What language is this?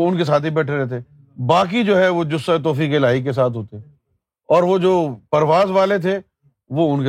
Urdu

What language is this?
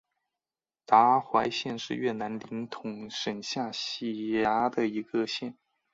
Chinese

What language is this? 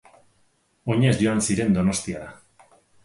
Basque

